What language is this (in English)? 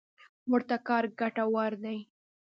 Pashto